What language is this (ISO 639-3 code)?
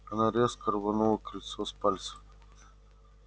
rus